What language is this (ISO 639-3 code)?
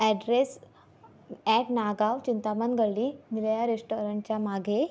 mar